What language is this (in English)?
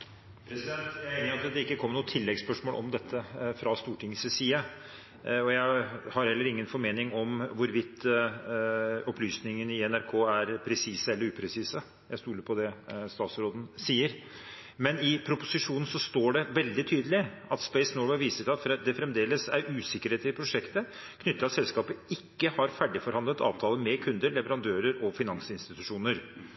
Norwegian Bokmål